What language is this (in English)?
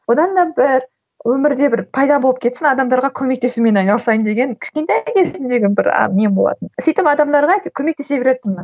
Kazakh